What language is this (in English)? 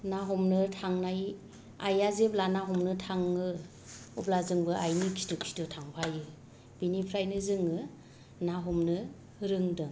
Bodo